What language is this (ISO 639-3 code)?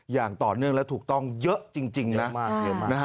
tha